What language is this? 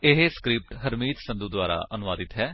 Punjabi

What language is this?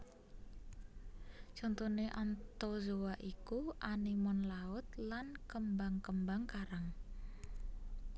Javanese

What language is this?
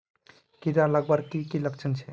Magahi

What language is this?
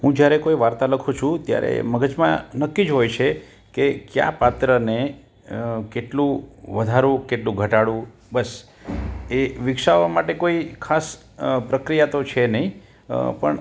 Gujarati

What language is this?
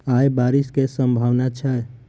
Maithili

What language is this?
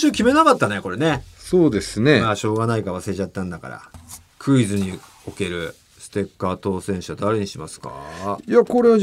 Japanese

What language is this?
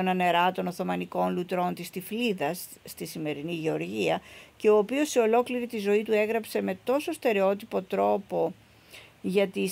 Greek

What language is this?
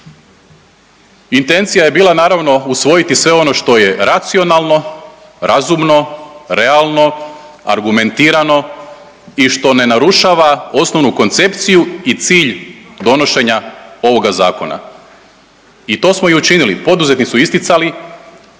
Croatian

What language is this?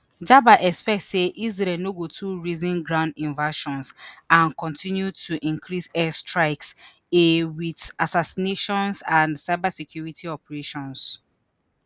Nigerian Pidgin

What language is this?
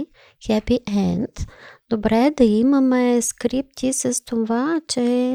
Bulgarian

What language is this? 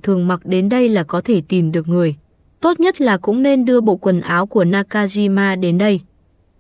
Vietnamese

